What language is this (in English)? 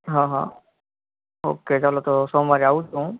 Gujarati